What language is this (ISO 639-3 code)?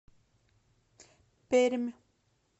rus